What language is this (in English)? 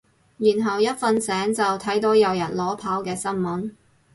Cantonese